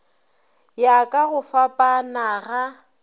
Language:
Northern Sotho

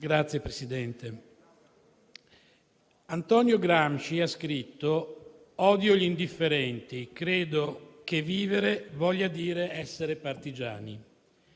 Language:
Italian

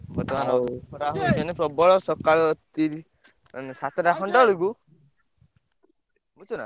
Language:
Odia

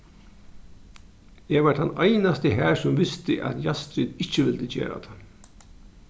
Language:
Faroese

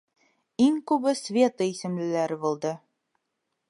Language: Bashkir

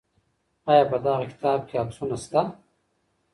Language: Pashto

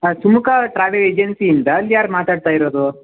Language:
Kannada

